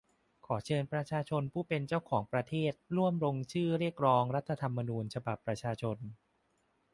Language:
Thai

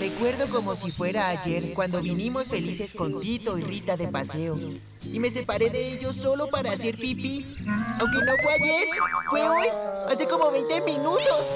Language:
Spanish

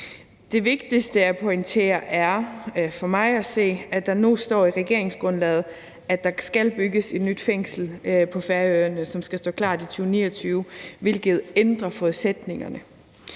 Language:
Danish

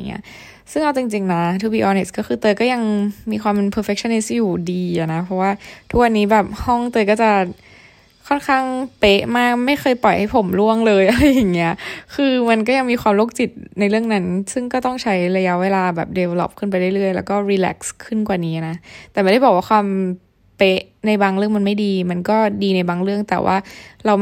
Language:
Thai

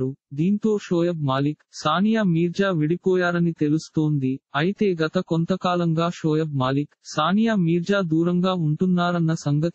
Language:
Telugu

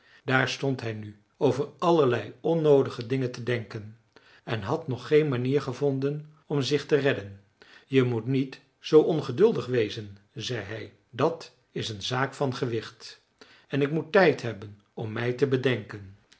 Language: Dutch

